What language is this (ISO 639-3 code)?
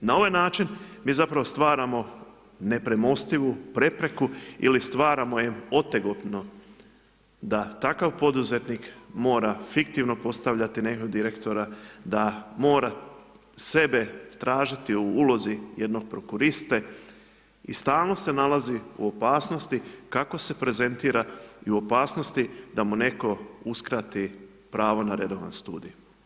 hrv